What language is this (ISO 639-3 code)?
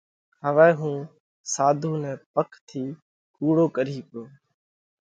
kvx